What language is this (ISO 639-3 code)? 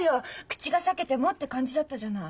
jpn